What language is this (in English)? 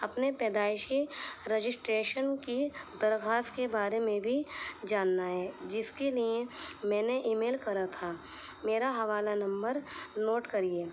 Urdu